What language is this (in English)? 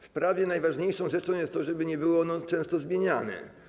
Polish